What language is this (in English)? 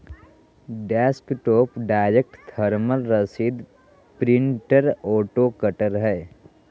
Magahi